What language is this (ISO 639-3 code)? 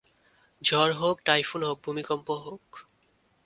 ben